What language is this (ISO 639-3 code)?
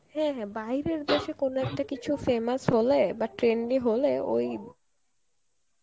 ben